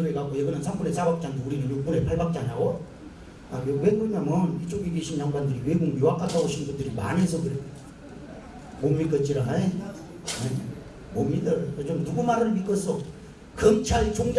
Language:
Korean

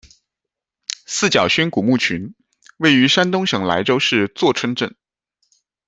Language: Chinese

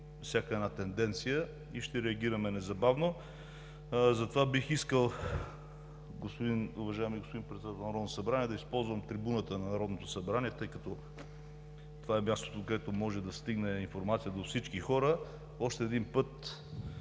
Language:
Bulgarian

